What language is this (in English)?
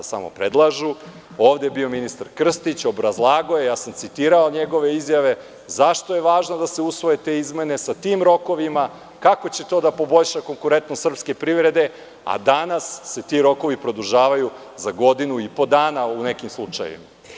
Serbian